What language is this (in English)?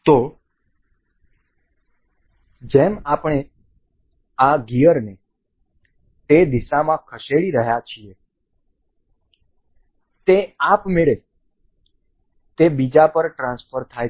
Gujarati